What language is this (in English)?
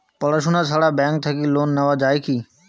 Bangla